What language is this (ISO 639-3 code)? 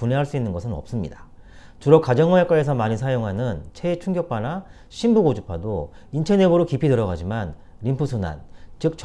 kor